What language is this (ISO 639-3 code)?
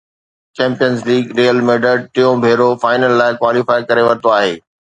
snd